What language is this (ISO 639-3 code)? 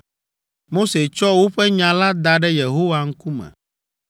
ewe